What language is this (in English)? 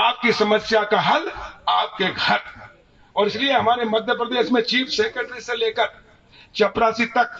Hindi